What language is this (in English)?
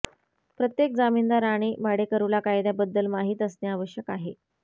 Marathi